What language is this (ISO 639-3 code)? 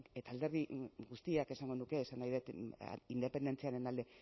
eus